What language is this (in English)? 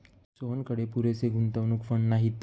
Marathi